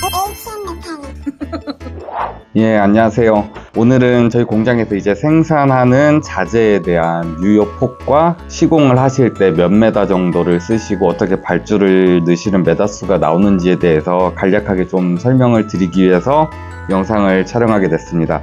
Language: Korean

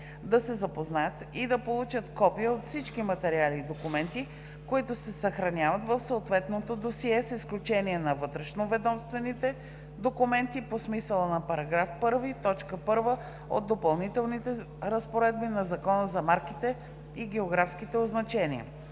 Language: Bulgarian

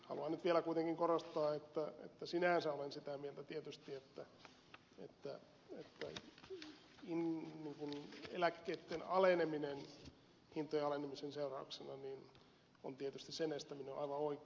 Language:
Finnish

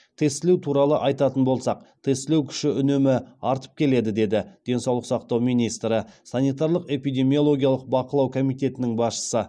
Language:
Kazakh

